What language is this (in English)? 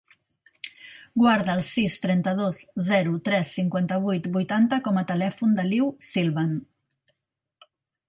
Catalan